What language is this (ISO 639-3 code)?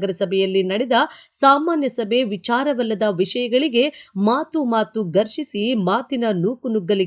tur